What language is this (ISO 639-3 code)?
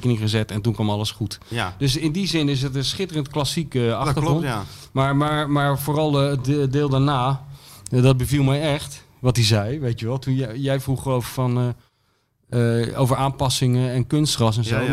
nld